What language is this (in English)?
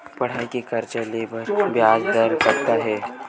Chhattisgarhi